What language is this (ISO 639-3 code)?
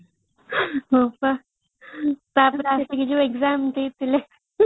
ori